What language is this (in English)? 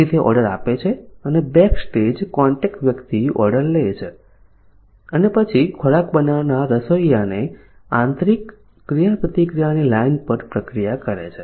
Gujarati